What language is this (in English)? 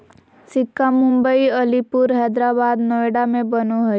Magahi